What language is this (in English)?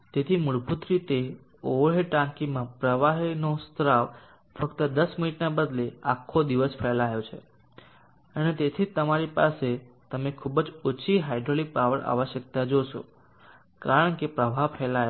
Gujarati